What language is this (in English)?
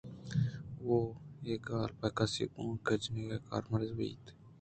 Eastern Balochi